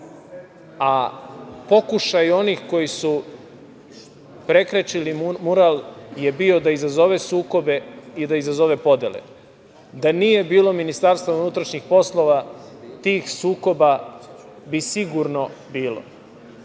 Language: Serbian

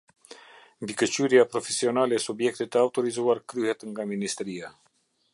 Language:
Albanian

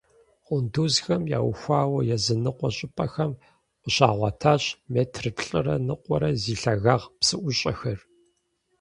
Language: Kabardian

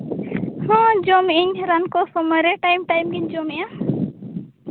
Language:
Santali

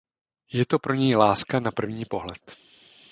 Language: Czech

